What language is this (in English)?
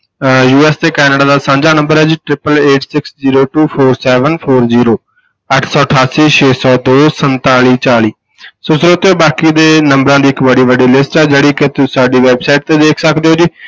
Punjabi